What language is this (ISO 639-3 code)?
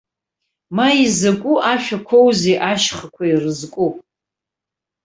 abk